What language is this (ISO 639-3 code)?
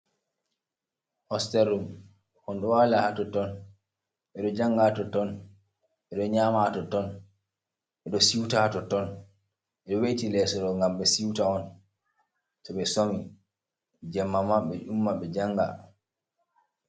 ful